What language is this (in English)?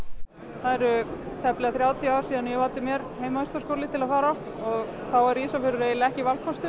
Icelandic